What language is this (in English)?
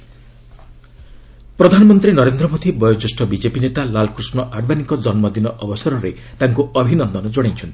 Odia